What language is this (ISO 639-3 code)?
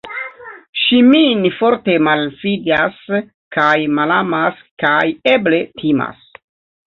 epo